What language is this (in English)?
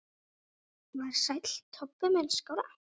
Icelandic